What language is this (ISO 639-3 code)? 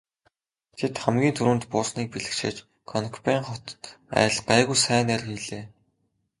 mon